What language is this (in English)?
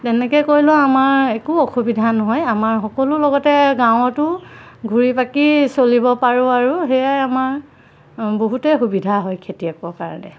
Assamese